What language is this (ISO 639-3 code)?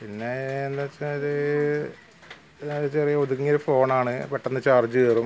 mal